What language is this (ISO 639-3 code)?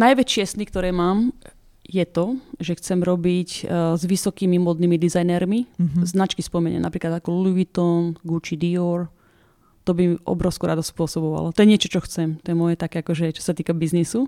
slk